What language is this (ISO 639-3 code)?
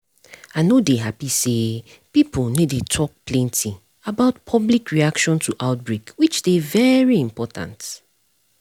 pcm